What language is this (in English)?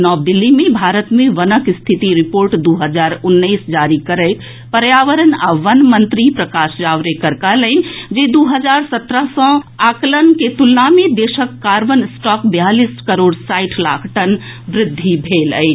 Maithili